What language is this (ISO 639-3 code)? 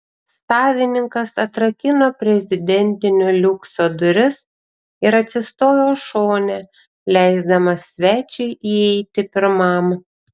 lit